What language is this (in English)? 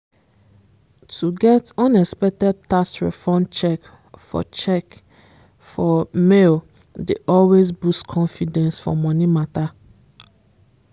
Nigerian Pidgin